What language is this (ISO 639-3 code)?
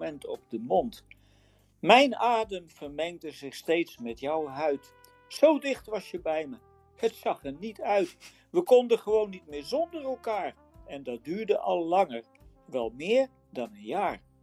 nld